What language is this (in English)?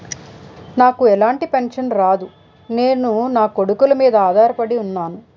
Telugu